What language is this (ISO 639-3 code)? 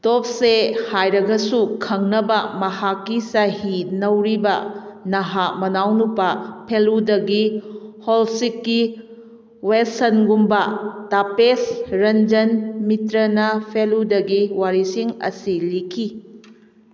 mni